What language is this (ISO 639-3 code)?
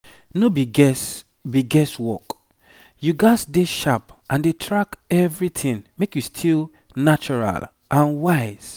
pcm